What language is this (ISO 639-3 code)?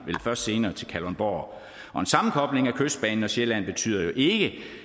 dan